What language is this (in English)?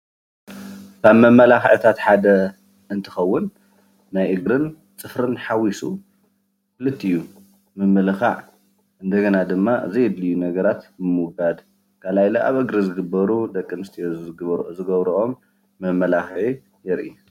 Tigrinya